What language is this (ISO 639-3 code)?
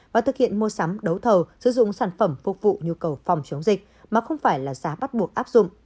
vie